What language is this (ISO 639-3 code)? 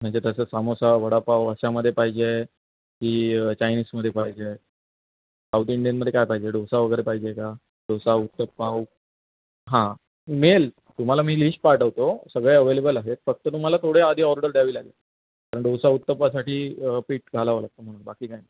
mar